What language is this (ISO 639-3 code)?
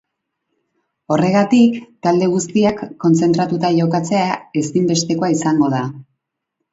eus